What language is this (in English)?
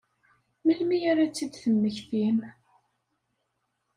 Kabyle